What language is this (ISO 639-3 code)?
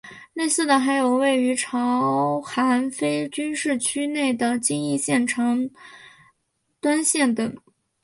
zho